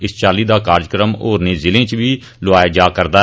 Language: Dogri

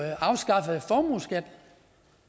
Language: Danish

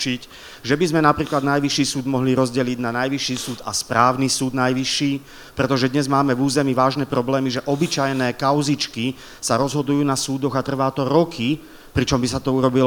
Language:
Slovak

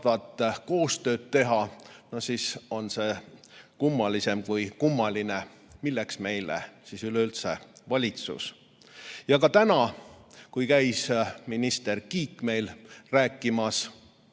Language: Estonian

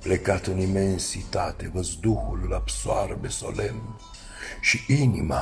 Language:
Romanian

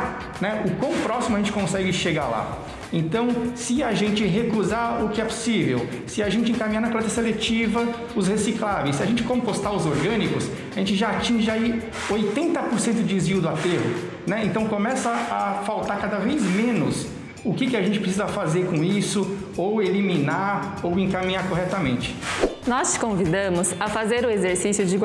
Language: Portuguese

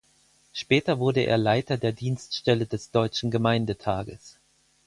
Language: German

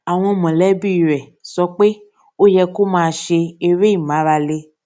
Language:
Yoruba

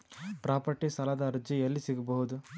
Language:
Kannada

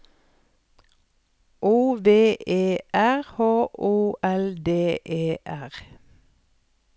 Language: Norwegian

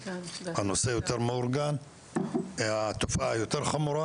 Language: Hebrew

